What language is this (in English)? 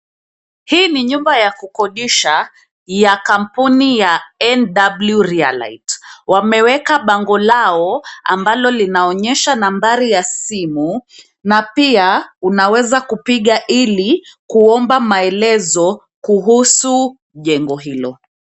Swahili